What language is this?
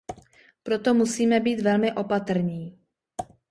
Czech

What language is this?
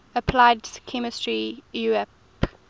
English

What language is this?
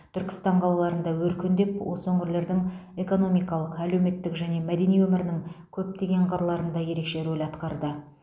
Kazakh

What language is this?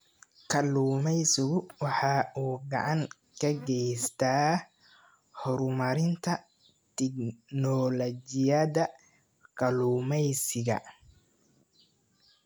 Somali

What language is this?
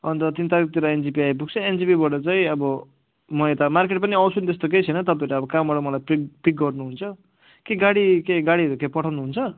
Nepali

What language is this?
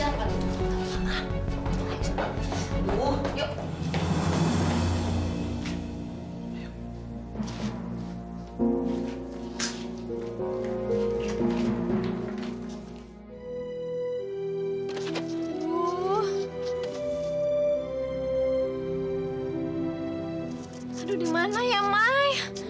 Indonesian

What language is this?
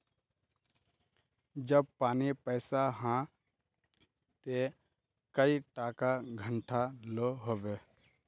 Magahi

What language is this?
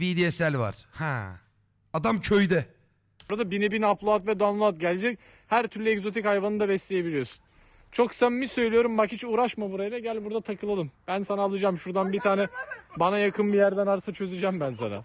Turkish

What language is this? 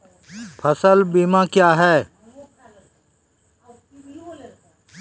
Maithili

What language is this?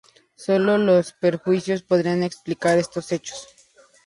Spanish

